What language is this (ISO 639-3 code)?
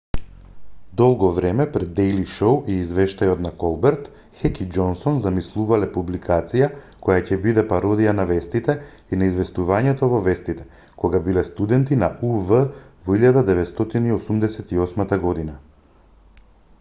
mkd